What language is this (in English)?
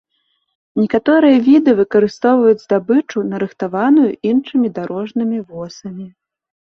Belarusian